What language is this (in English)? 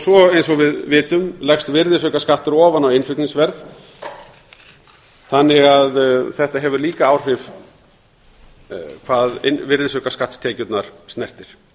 Icelandic